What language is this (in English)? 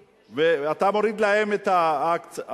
Hebrew